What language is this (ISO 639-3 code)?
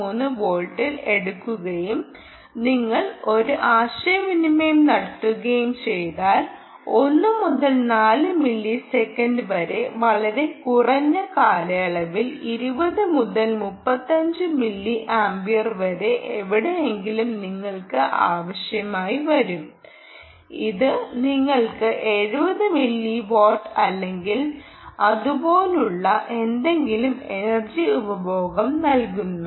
mal